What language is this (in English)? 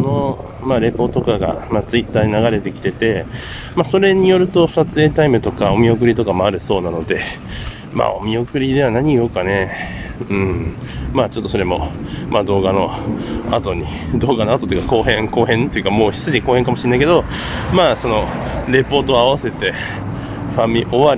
Japanese